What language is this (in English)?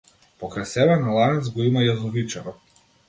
Macedonian